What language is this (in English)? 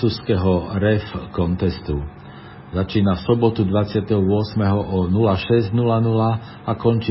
Slovak